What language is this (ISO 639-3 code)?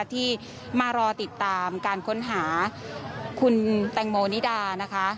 tha